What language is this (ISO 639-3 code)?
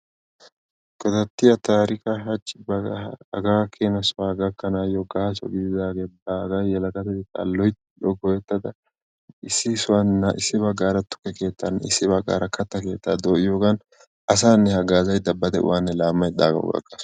wal